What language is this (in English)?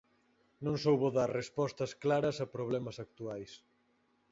Galician